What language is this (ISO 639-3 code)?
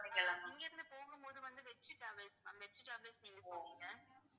tam